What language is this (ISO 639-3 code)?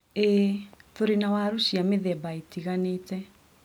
kik